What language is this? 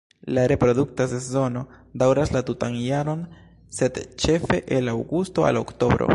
Esperanto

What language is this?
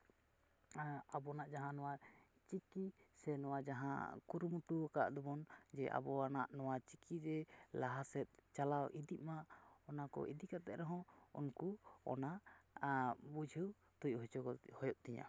Santali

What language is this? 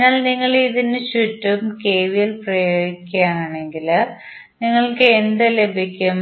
Malayalam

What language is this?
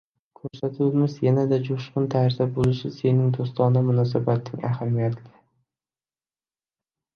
Uzbek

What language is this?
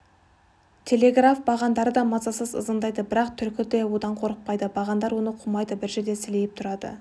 Kazakh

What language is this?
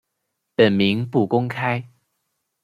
Chinese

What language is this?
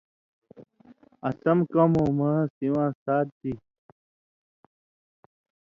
Indus Kohistani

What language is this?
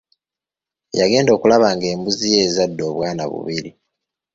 Ganda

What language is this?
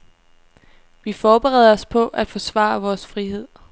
Danish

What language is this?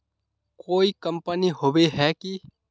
Magahi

